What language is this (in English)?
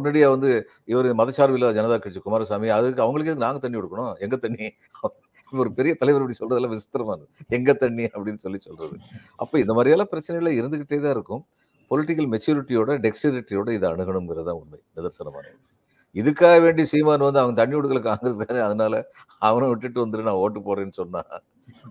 Tamil